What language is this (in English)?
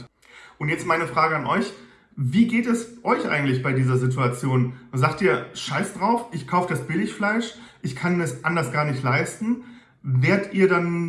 German